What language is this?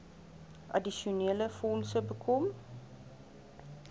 Afrikaans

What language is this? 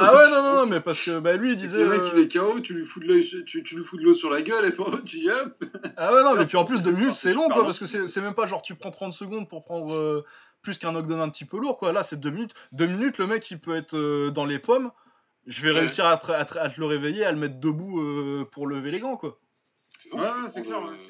French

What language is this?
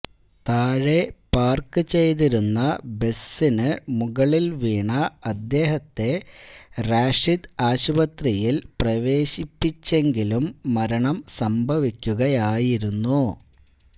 Malayalam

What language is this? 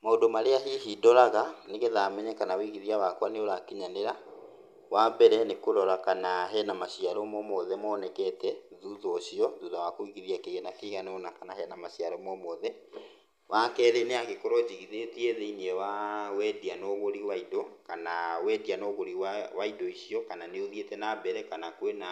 Kikuyu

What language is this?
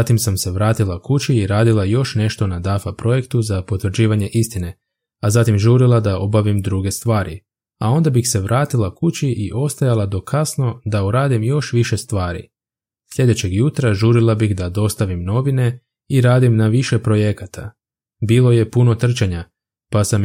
Croatian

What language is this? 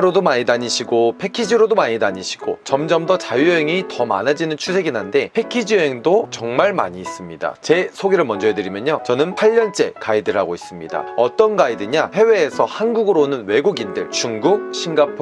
Korean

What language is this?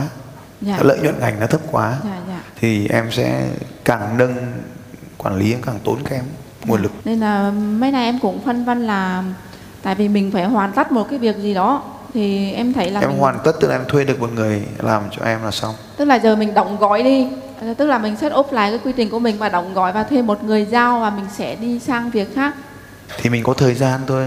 Vietnamese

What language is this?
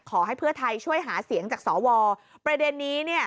Thai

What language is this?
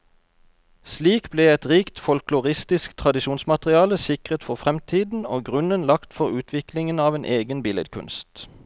Norwegian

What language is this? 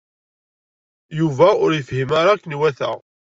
Kabyle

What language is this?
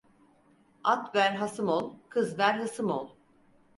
Turkish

